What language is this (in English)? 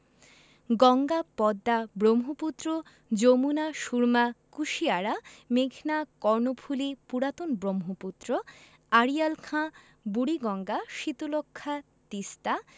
Bangla